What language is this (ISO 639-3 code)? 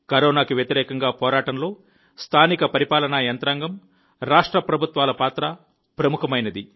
tel